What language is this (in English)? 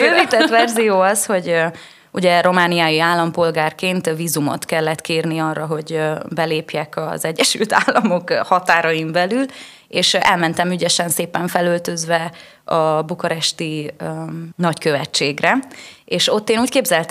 Hungarian